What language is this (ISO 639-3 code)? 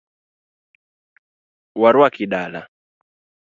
luo